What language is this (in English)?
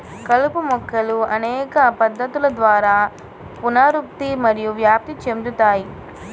Telugu